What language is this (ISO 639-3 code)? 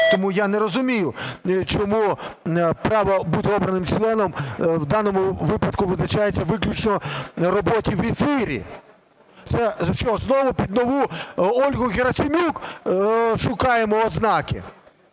ukr